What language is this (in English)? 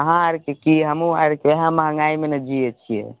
Maithili